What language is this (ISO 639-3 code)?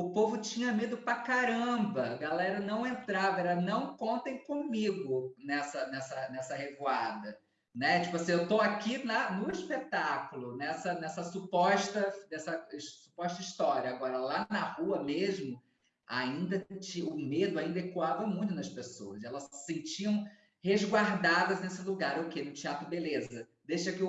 por